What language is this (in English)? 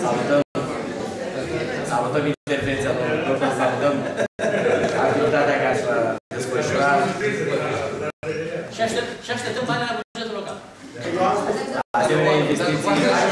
Romanian